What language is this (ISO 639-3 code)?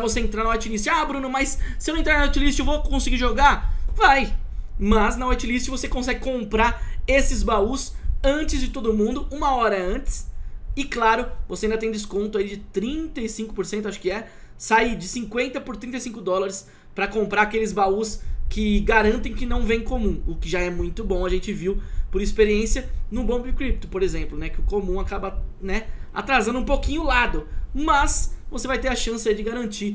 por